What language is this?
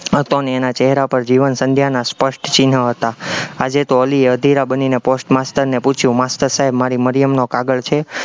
Gujarati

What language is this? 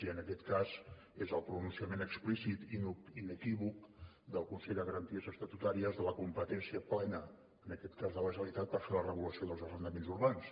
Catalan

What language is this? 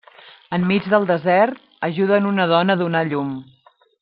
Catalan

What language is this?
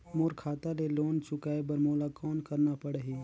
Chhattisgarhi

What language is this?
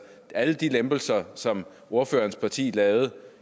Danish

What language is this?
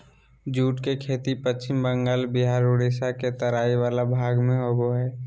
Magahi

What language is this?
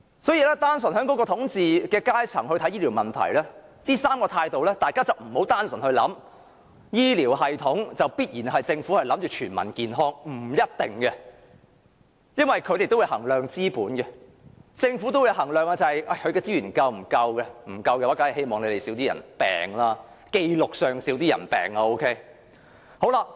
Cantonese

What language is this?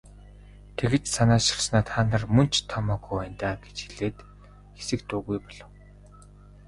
Mongolian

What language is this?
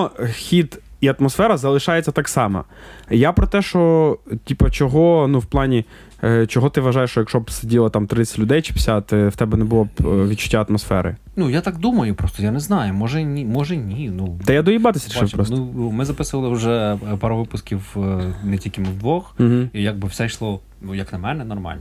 Ukrainian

